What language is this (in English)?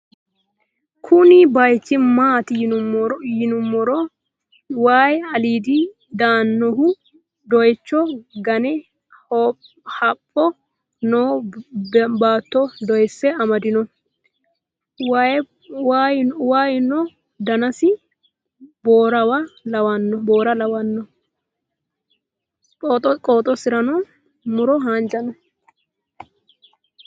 Sidamo